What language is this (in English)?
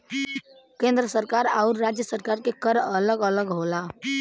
Bhojpuri